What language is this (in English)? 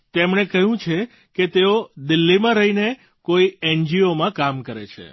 Gujarati